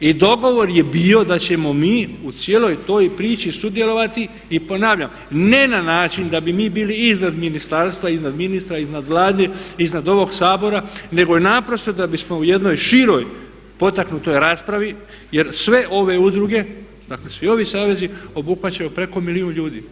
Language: Croatian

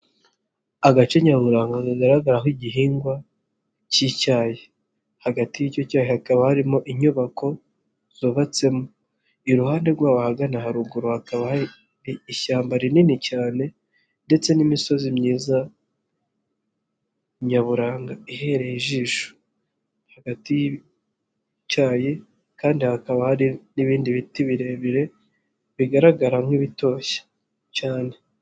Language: Kinyarwanda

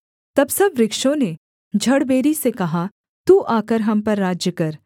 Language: Hindi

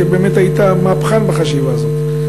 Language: Hebrew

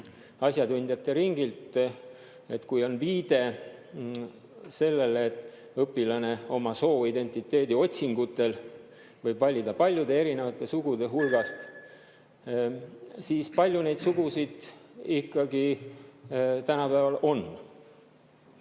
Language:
Estonian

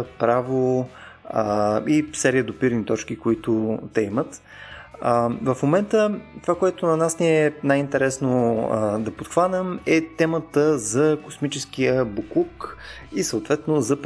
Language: Bulgarian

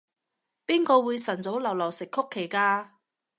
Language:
Cantonese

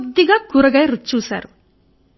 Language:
Telugu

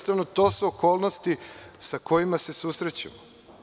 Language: Serbian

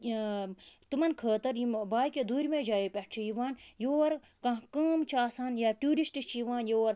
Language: Kashmiri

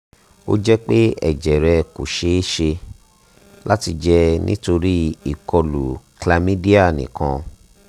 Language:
Yoruba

